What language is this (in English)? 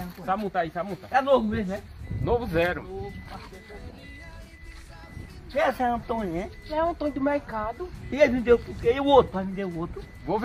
Portuguese